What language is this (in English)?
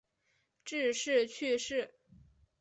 Chinese